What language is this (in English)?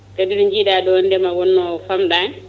Fula